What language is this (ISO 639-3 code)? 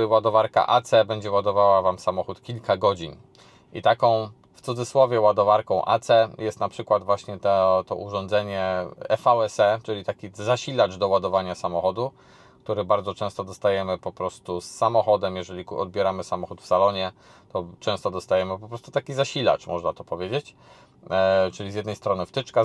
pol